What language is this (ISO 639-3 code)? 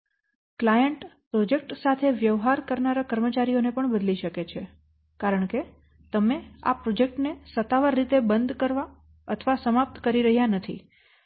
guj